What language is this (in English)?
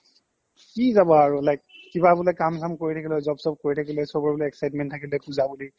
Assamese